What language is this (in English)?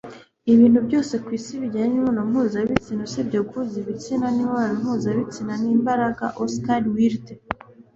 Kinyarwanda